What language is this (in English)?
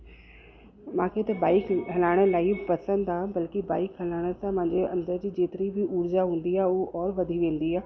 Sindhi